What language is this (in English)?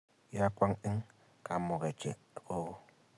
Kalenjin